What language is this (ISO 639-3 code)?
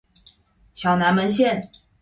zho